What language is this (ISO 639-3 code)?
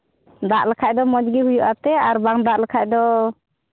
sat